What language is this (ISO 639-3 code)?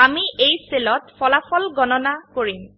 asm